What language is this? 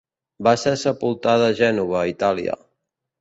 Catalan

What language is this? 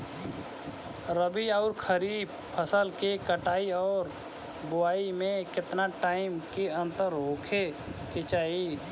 Bhojpuri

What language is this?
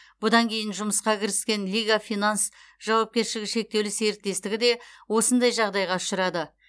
Kazakh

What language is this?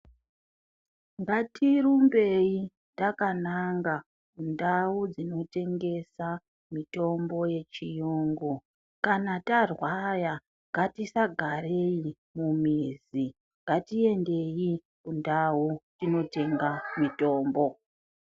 Ndau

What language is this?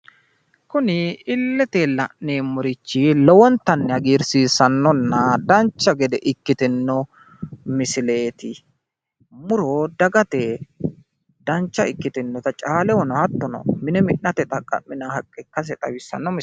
Sidamo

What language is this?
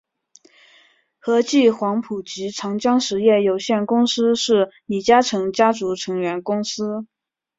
Chinese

